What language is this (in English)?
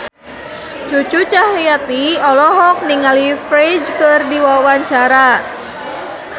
Sundanese